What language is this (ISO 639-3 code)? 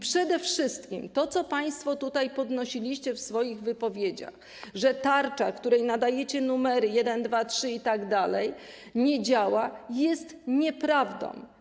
pol